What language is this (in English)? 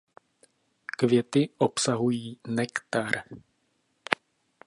Czech